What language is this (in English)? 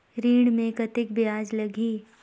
Chhattisgarhi